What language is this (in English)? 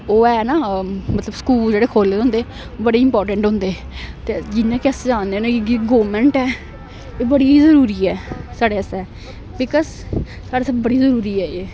Dogri